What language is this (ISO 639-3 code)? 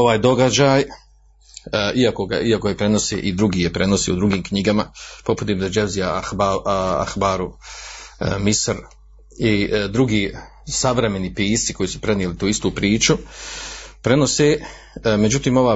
hrv